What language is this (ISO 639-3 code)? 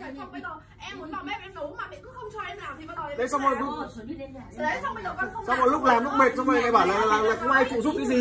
vie